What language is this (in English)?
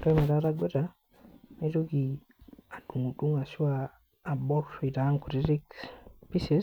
Masai